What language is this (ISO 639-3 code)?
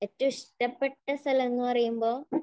mal